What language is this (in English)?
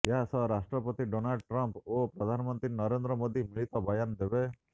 Odia